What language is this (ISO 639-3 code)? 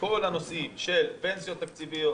heb